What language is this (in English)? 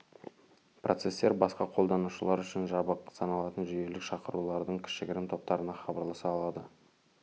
Kazakh